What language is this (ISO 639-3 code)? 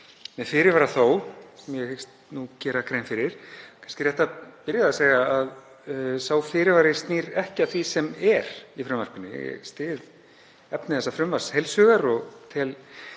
isl